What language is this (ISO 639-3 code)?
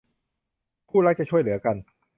tha